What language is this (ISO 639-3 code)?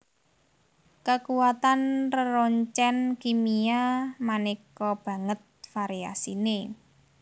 jav